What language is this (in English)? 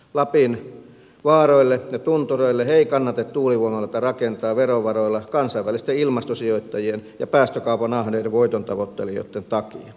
Finnish